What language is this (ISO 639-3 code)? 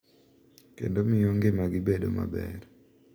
luo